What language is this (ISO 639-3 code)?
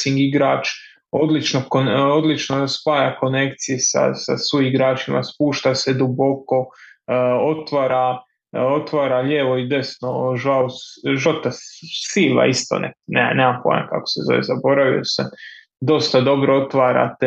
hrv